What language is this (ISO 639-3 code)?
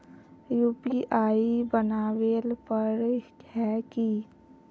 mag